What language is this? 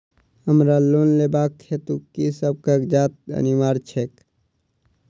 Maithili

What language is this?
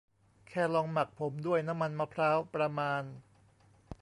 Thai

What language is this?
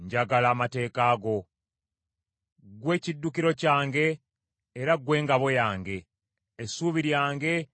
Ganda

